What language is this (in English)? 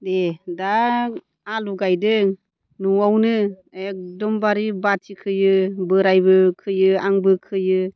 Bodo